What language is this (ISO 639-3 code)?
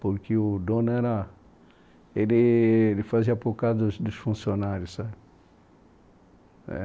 por